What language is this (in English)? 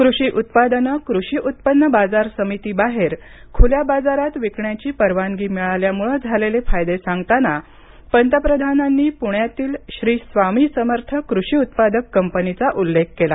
Marathi